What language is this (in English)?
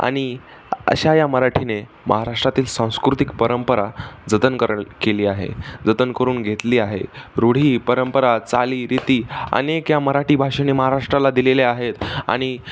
Marathi